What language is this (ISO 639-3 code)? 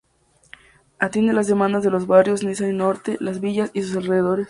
spa